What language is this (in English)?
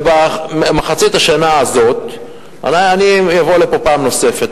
Hebrew